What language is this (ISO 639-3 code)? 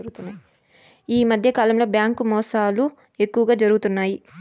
tel